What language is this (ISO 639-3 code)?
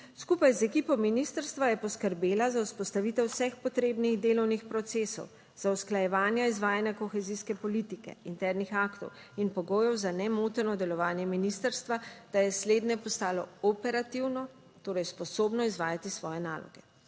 slv